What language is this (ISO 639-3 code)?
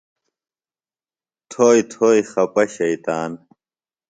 phl